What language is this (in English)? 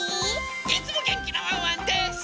Japanese